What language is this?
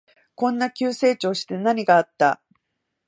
Japanese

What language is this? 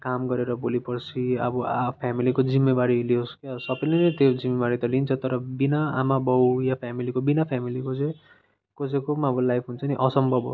Nepali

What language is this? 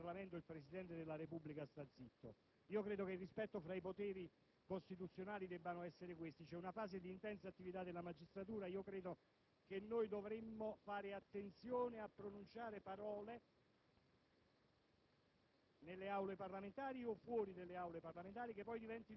Italian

